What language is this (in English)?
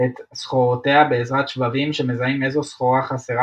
Hebrew